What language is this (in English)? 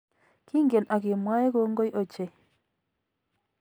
Kalenjin